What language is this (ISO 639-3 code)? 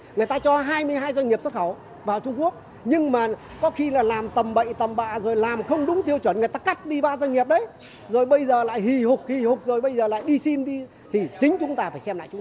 vie